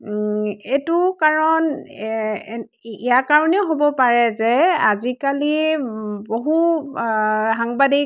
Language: Assamese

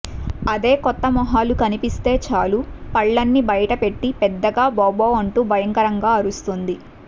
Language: Telugu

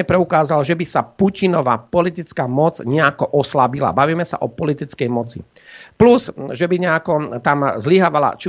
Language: Slovak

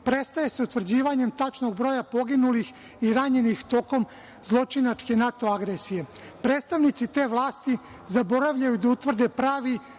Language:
Serbian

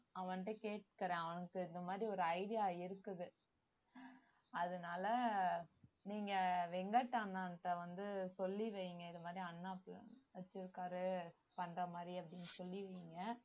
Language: Tamil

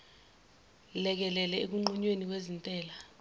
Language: Zulu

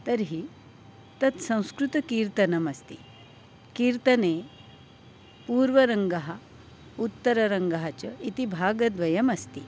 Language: Sanskrit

